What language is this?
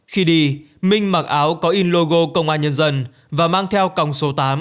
Vietnamese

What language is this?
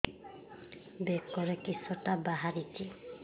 Odia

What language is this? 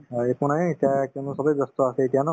Assamese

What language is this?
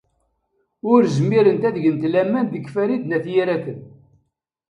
Kabyle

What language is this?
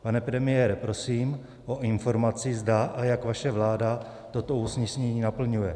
Czech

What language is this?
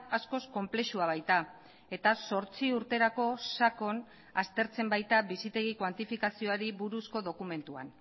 Basque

